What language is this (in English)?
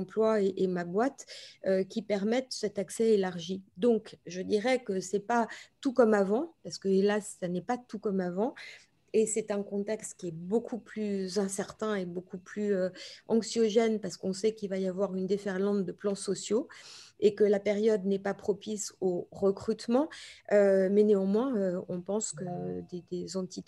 French